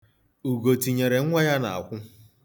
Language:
Igbo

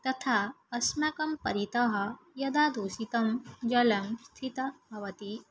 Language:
Sanskrit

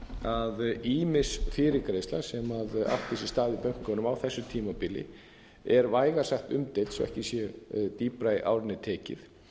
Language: Icelandic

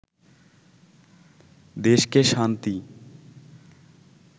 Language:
Bangla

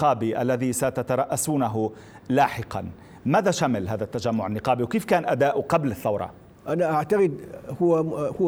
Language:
Arabic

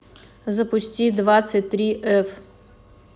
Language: Russian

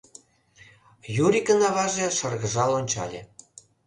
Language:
Mari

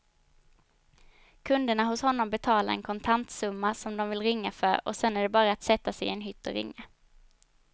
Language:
Swedish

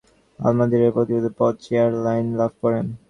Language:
Bangla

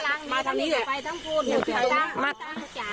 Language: Thai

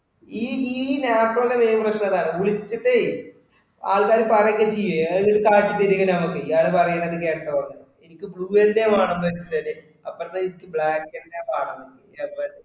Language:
Malayalam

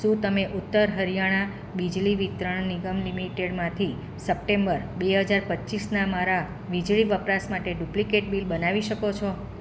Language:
Gujarati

